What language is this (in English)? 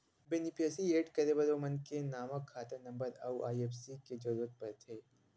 Chhattisgarhi